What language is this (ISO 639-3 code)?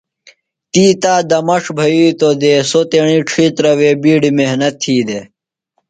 phl